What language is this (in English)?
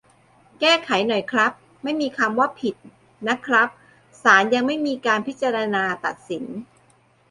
Thai